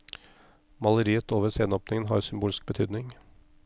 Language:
Norwegian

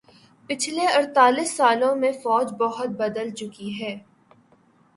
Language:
Urdu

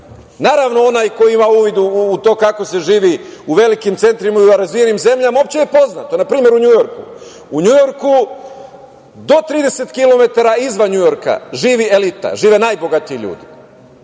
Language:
Serbian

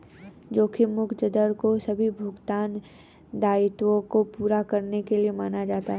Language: Hindi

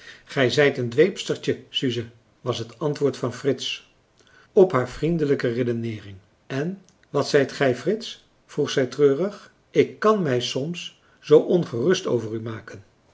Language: Dutch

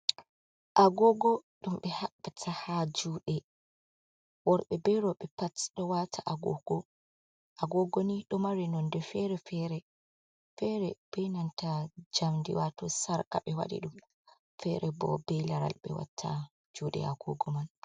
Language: Fula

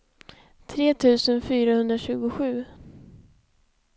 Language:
Swedish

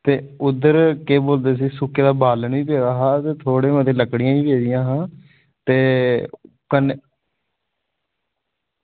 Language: Dogri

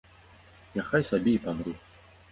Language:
Belarusian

